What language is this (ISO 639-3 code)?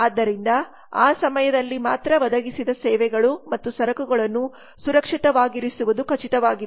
kan